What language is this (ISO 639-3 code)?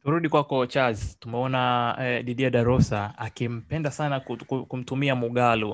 swa